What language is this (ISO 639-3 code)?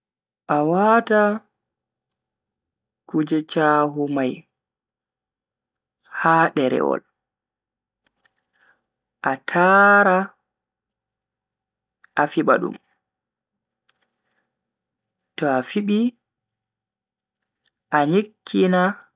fui